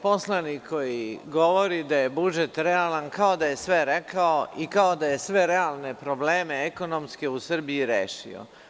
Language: Serbian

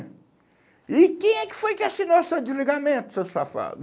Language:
Portuguese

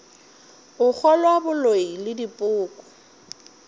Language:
Northern Sotho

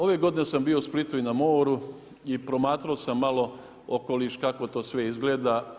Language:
Croatian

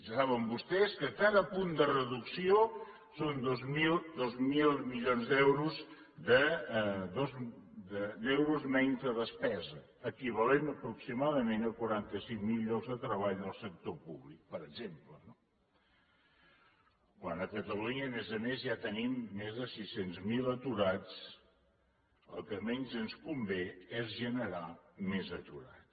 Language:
Catalan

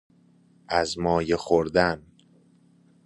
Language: Persian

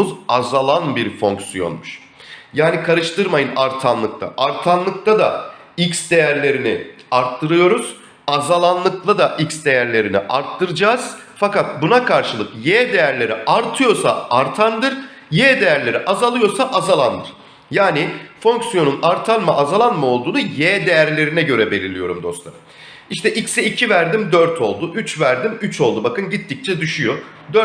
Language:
Turkish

